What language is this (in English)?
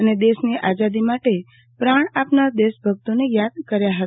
Gujarati